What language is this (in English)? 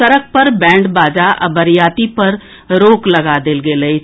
Maithili